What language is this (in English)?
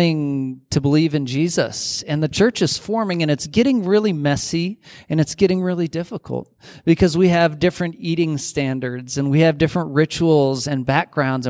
English